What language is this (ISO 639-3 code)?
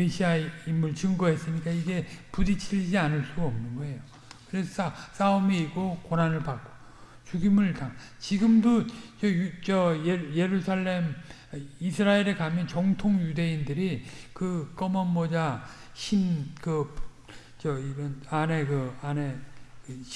kor